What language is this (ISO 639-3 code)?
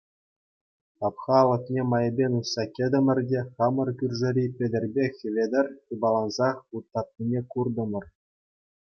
chv